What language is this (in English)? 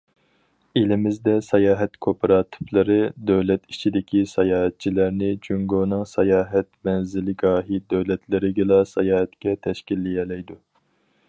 Uyghur